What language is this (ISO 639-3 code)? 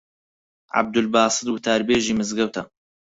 ckb